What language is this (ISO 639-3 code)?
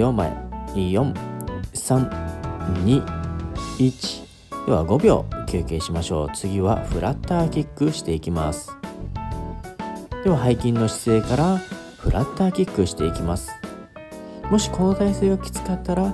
jpn